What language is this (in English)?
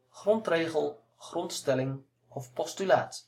Dutch